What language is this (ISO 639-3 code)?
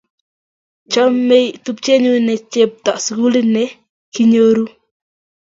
kln